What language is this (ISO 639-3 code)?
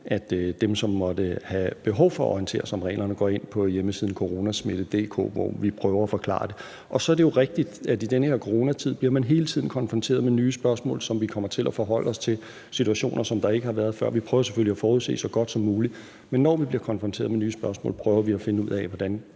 dan